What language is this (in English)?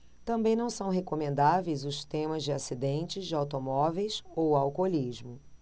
Portuguese